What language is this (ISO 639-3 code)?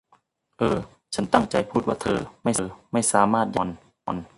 tha